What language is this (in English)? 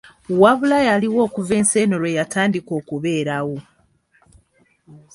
Ganda